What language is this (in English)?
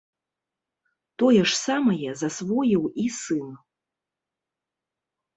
Belarusian